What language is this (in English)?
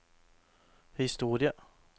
Norwegian